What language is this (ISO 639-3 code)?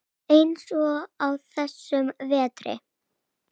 isl